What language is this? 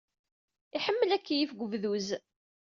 Kabyle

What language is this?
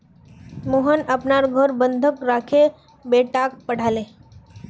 Magahi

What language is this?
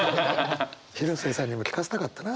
Japanese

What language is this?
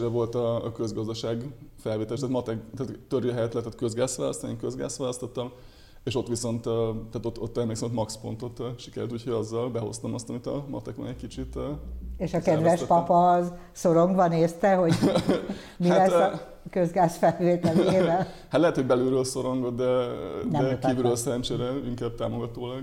Hungarian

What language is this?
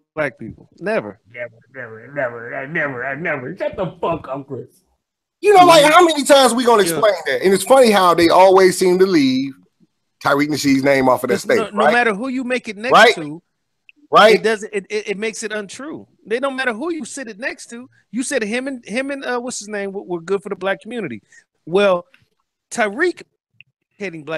English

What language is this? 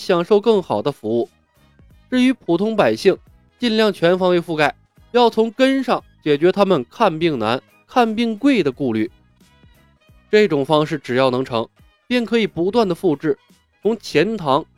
Chinese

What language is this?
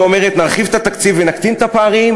Hebrew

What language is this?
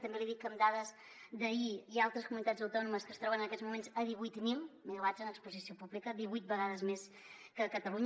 Catalan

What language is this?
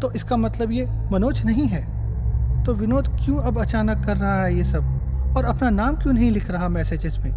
Hindi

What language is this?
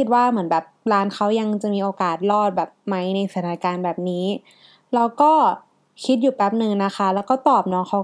Thai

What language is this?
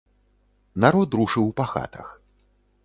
Belarusian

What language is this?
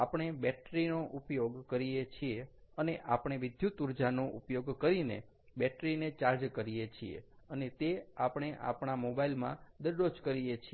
Gujarati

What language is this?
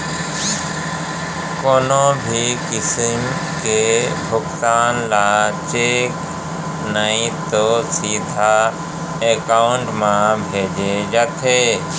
Chhattisgarhi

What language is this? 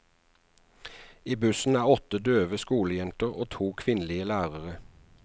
Norwegian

